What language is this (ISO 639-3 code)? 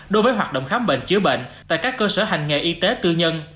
vie